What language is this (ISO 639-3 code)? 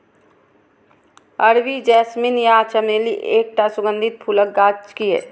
mai